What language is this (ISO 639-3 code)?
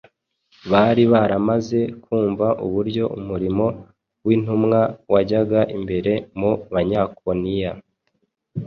kin